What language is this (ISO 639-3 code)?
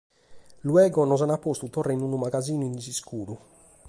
srd